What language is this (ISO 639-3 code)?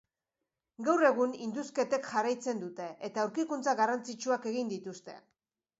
eus